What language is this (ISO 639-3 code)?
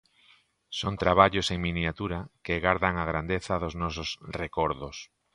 glg